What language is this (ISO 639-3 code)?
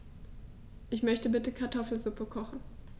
deu